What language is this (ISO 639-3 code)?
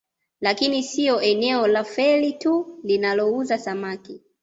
swa